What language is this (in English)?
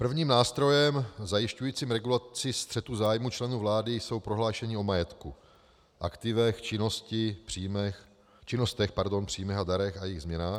Czech